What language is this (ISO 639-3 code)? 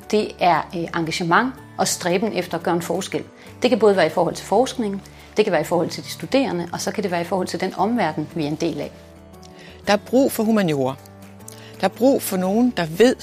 dan